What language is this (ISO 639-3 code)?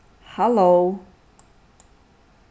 fao